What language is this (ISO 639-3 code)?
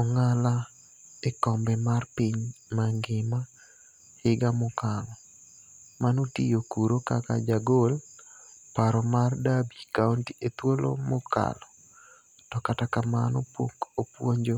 luo